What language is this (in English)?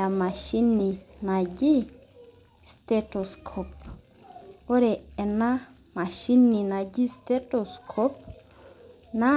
Masai